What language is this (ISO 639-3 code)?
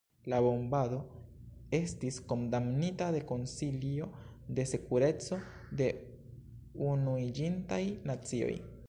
epo